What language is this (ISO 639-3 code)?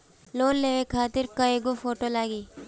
bho